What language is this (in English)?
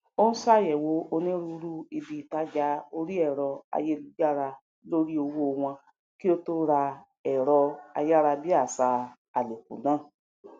Yoruba